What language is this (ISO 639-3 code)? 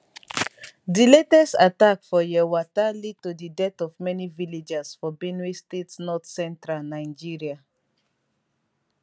pcm